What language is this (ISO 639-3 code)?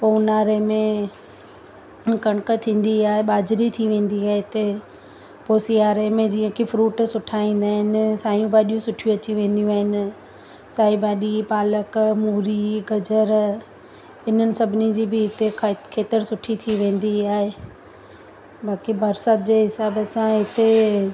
snd